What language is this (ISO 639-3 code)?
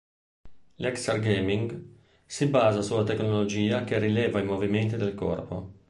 ita